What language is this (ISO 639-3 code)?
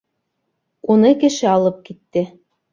bak